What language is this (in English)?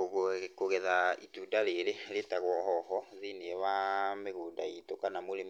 Kikuyu